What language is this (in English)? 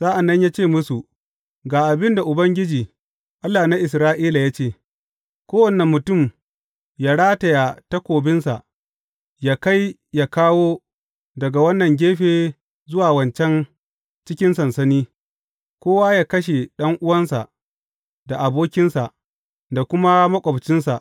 Hausa